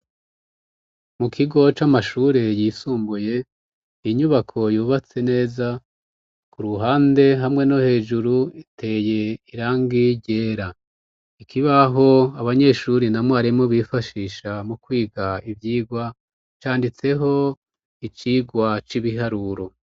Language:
Rundi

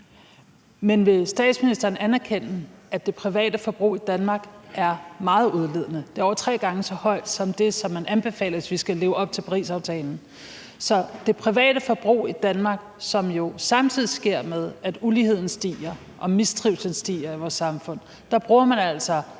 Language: Danish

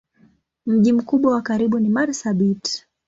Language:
Swahili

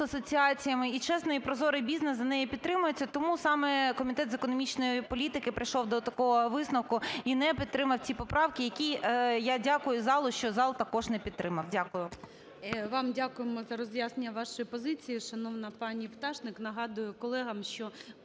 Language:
Ukrainian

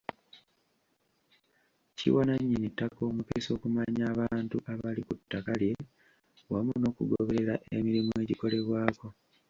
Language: Ganda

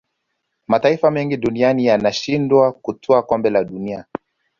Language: Swahili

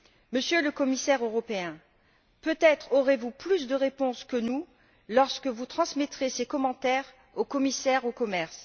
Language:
French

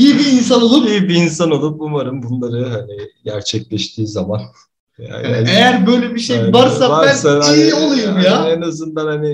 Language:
Turkish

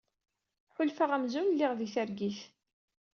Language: Kabyle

